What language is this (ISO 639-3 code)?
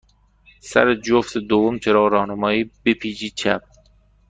fas